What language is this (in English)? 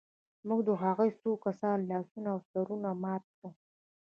Pashto